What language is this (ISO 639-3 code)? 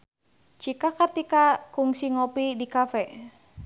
sun